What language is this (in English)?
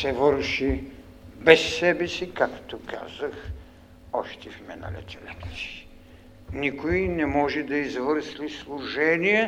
Bulgarian